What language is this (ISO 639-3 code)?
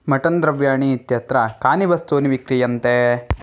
san